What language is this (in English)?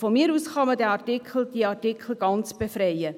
Swiss German